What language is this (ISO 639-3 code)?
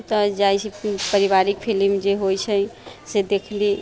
mai